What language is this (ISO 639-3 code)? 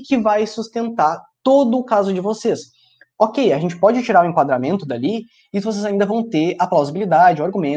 por